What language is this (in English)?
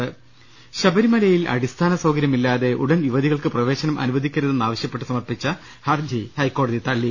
Malayalam